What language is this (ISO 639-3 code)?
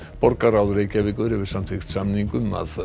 isl